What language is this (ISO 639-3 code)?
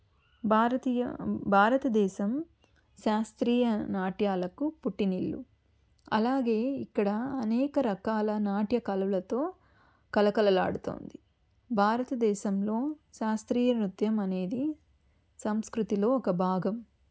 tel